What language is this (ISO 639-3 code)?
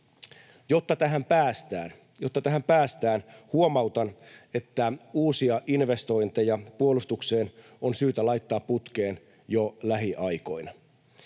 fin